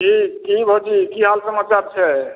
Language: Maithili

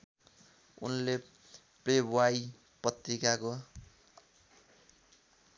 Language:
Nepali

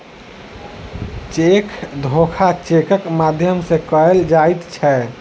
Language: Maithili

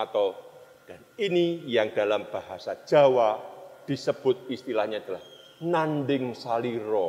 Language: Indonesian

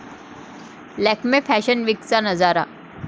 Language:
Marathi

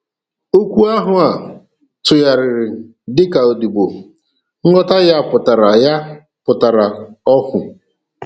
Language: Igbo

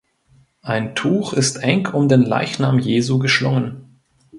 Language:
German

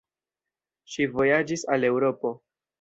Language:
Esperanto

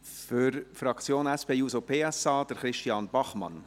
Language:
Swiss German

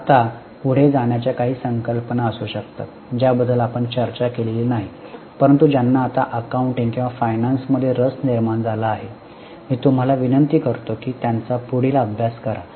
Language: Marathi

